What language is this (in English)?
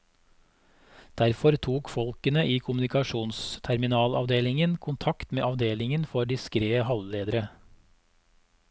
Norwegian